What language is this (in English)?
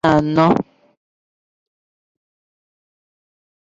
Igbo